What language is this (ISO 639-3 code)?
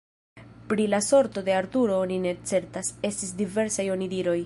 epo